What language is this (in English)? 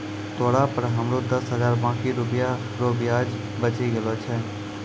Maithili